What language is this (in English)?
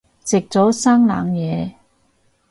Cantonese